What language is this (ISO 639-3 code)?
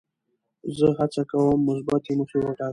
pus